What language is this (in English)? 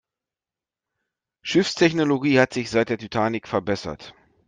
German